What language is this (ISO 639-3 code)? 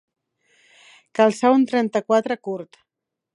cat